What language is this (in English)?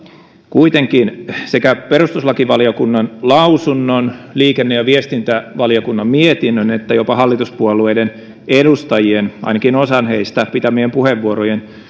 Finnish